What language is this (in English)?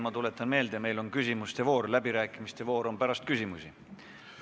Estonian